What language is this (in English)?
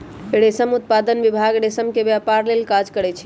Magahi